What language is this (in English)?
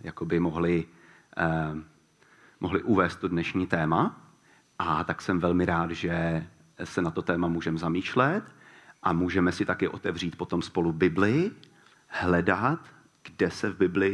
Czech